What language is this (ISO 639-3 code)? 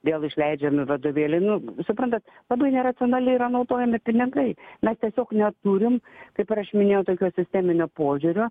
lit